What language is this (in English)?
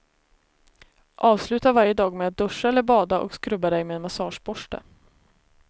Swedish